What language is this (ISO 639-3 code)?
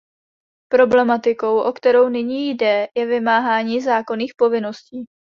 ces